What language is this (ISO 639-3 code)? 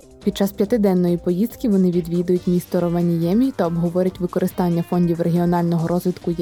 ukr